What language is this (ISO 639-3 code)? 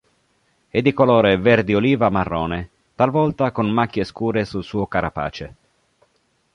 ita